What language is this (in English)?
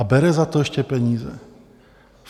Czech